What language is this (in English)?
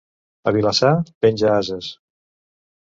Catalan